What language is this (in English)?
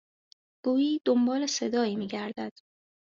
Persian